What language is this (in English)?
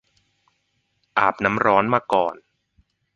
Thai